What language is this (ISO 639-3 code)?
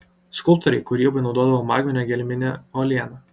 lit